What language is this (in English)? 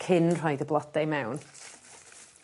Welsh